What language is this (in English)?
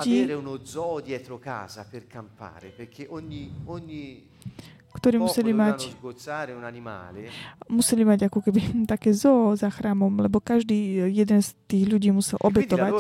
Slovak